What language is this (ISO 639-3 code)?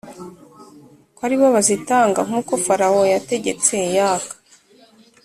kin